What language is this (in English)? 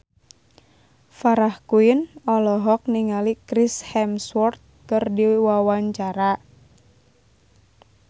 Sundanese